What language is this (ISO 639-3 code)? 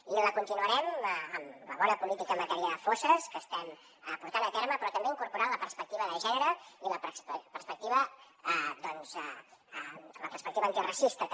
cat